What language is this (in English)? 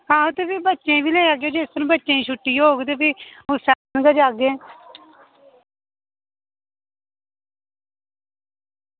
Dogri